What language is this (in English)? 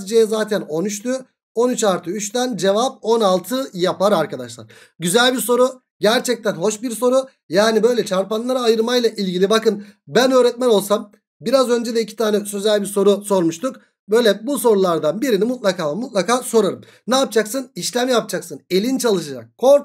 Turkish